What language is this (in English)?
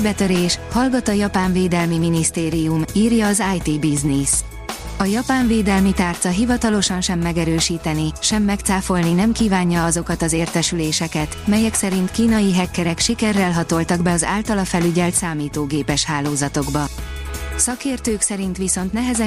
Hungarian